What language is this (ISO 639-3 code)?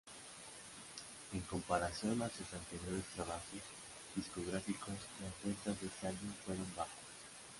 spa